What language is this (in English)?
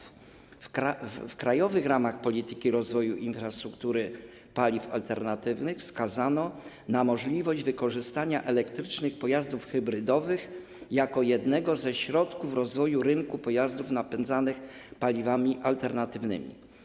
Polish